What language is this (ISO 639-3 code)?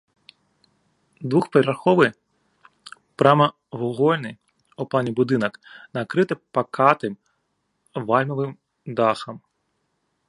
bel